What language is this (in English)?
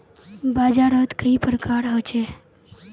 Magahi